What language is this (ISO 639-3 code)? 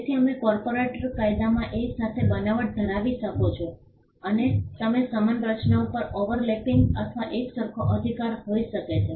guj